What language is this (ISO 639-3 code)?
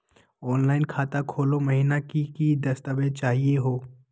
mag